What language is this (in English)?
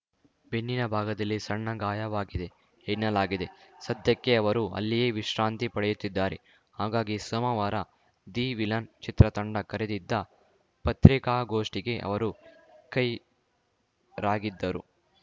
Kannada